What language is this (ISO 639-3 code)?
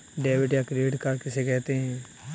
hin